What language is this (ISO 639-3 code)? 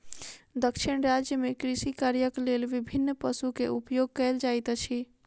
mai